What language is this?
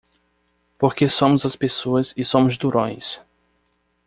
Portuguese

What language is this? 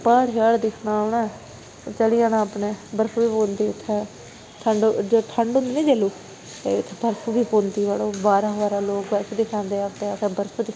Dogri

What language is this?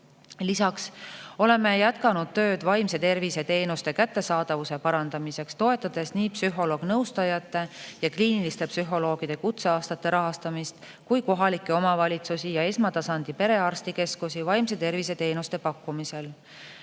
Estonian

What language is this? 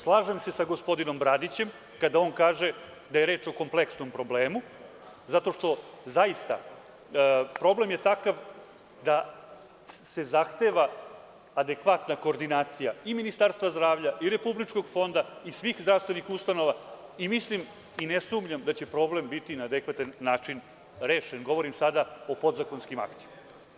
Serbian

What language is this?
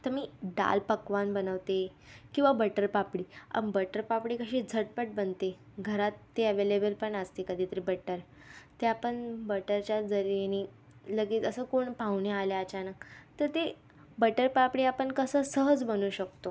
Marathi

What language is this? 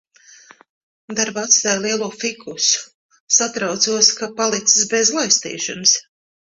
Latvian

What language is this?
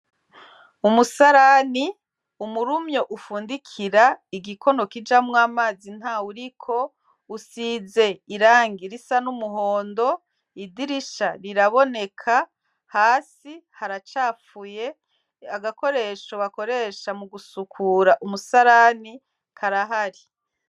Rundi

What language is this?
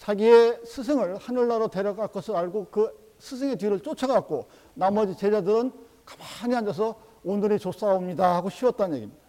Korean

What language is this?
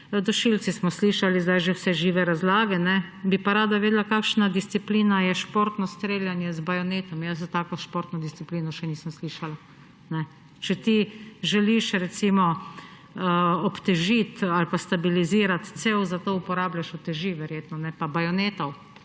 Slovenian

